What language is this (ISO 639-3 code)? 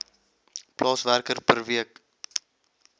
afr